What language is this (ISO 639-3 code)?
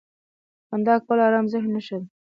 pus